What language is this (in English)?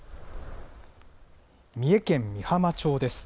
Japanese